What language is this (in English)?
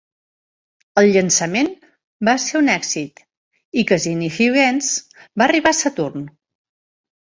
Catalan